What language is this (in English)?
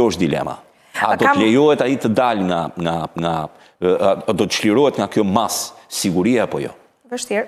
Romanian